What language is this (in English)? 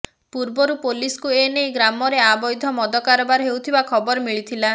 Odia